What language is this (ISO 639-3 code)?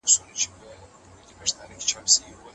pus